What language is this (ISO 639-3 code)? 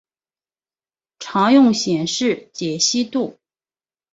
zho